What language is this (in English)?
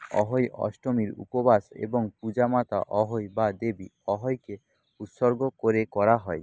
Bangla